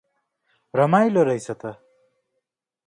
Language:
Nepali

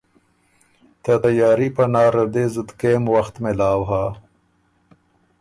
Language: Ormuri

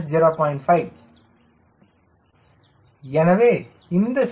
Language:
Tamil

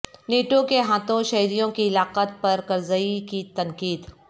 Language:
Urdu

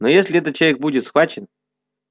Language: Russian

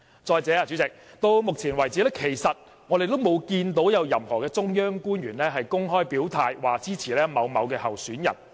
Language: Cantonese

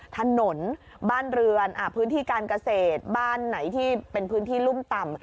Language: Thai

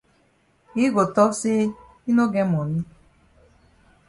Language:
Cameroon Pidgin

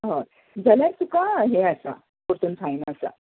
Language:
Konkani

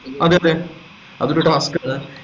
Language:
Malayalam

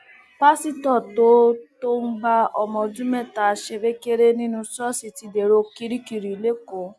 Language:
Yoruba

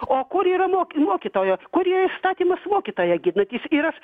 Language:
Lithuanian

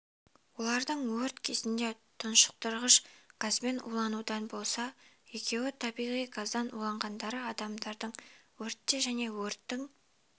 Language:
Kazakh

